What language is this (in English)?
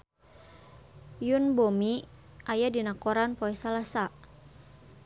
Sundanese